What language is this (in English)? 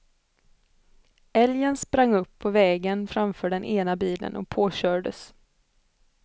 Swedish